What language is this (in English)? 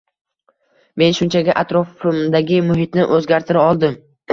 Uzbek